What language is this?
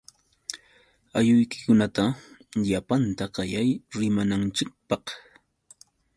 Yauyos Quechua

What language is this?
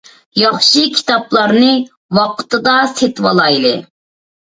Uyghur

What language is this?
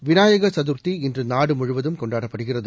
Tamil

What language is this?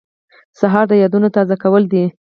Pashto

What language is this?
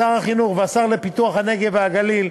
Hebrew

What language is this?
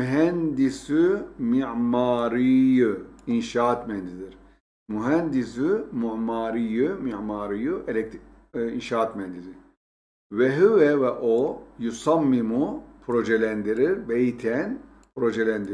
Turkish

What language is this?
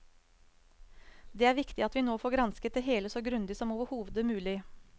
Norwegian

